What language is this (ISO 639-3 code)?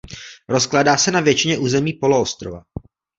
ces